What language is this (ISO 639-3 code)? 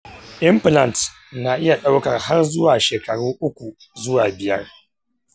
hau